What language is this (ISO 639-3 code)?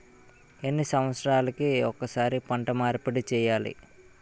tel